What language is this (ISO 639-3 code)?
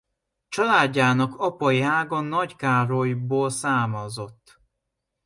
hun